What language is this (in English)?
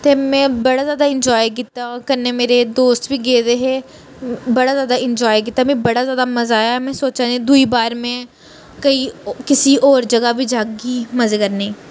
Dogri